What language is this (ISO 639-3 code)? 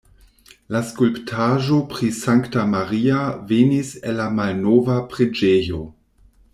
epo